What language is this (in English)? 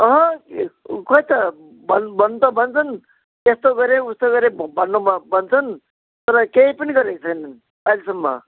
Nepali